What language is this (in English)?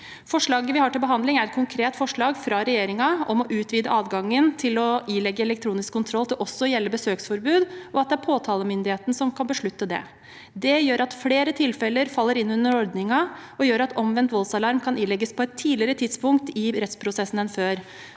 Norwegian